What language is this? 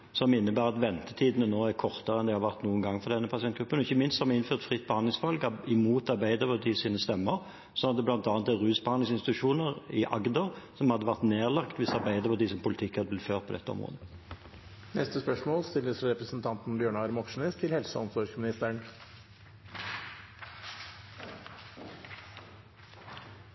Norwegian Bokmål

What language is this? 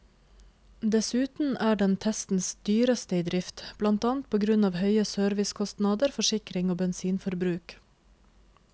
Norwegian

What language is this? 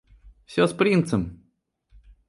Russian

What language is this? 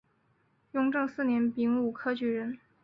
Chinese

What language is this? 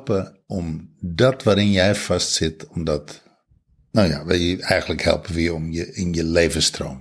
Dutch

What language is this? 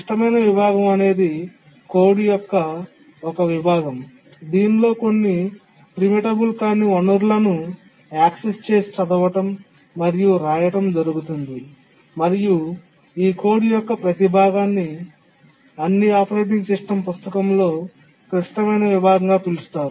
Telugu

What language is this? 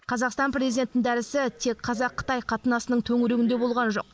Kazakh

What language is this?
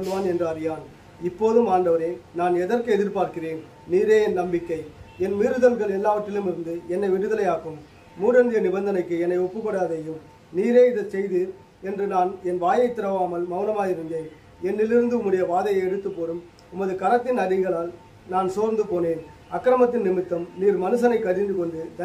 Thai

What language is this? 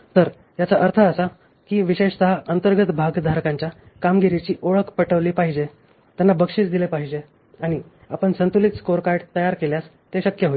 Marathi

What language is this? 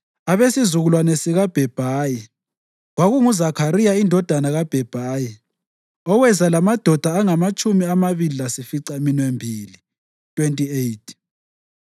North Ndebele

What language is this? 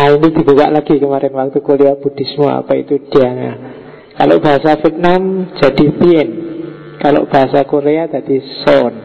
Indonesian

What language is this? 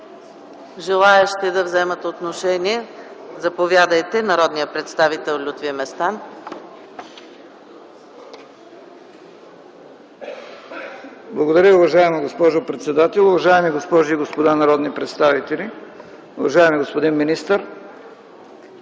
Bulgarian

